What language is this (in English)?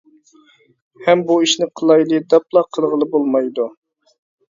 Uyghur